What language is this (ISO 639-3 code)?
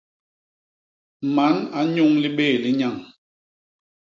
bas